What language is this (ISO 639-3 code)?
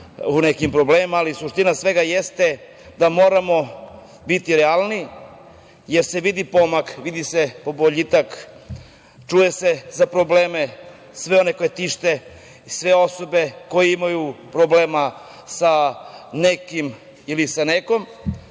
srp